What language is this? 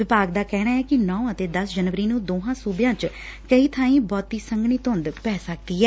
Punjabi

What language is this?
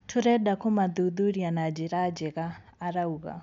Kikuyu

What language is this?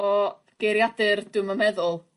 Welsh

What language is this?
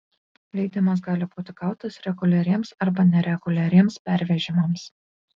Lithuanian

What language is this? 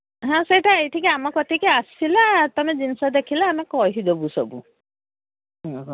Odia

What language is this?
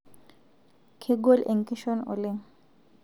Masai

